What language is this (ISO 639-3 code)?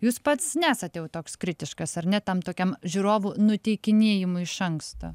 lit